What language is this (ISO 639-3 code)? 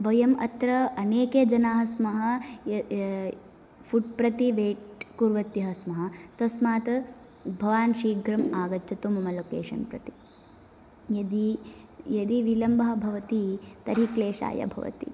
san